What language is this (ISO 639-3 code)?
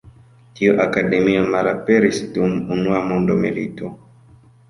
epo